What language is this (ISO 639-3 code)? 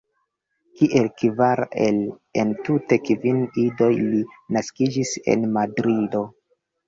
epo